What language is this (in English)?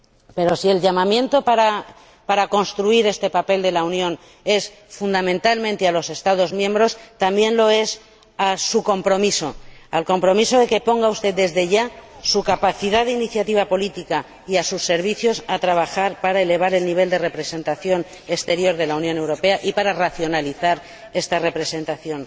Spanish